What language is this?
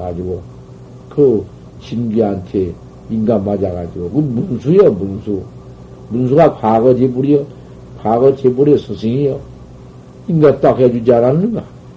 Korean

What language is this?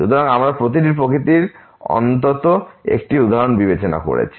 Bangla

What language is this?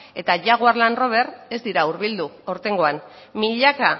Basque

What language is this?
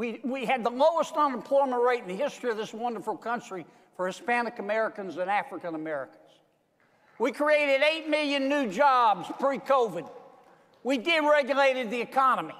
English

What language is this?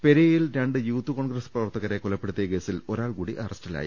Malayalam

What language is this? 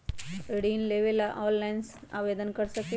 Magahi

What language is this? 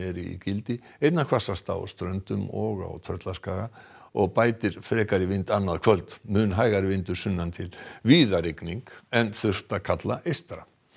Icelandic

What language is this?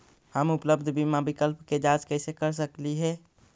Magahi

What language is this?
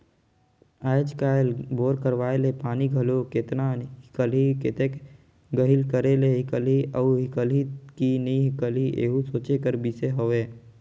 Chhattisgarhi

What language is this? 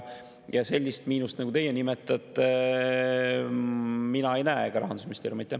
Estonian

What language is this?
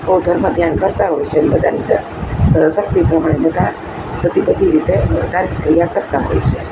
Gujarati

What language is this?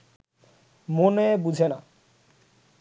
Bangla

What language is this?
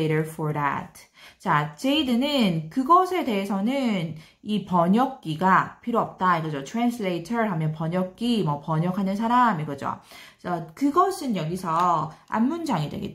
Korean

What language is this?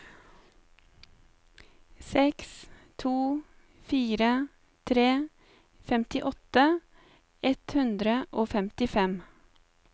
Norwegian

